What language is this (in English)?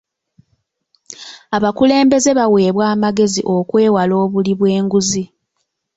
Ganda